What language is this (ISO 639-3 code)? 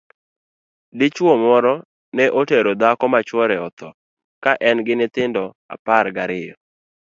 luo